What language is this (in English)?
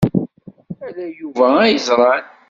Kabyle